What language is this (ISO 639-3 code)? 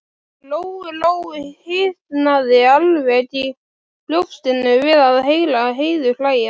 isl